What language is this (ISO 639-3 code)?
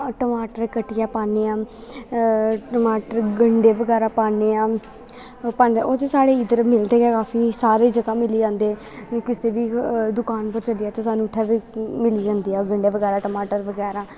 doi